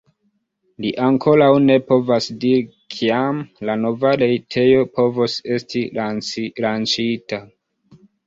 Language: Esperanto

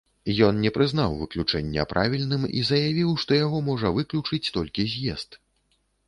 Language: Belarusian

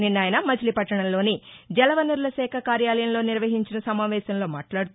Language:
Telugu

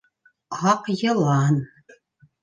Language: Bashkir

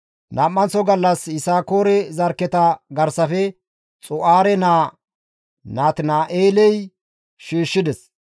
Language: Gamo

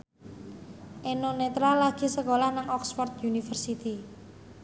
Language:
Javanese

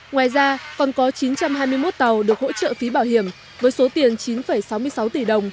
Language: Vietnamese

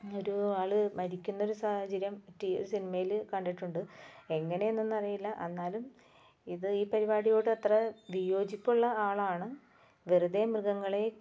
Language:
Malayalam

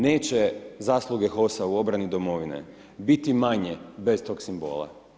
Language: Croatian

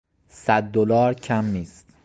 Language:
Persian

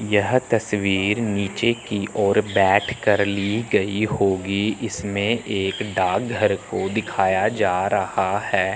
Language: Hindi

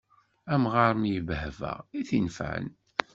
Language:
Kabyle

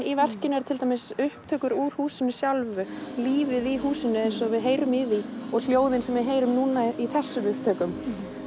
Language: Icelandic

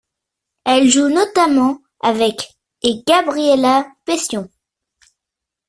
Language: French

